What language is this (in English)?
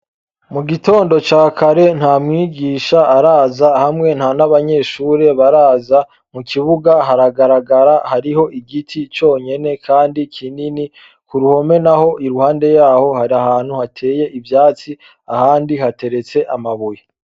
Rundi